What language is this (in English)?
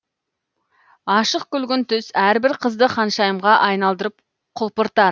Kazakh